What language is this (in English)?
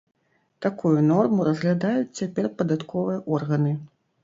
Belarusian